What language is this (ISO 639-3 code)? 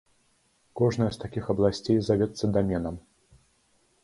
bel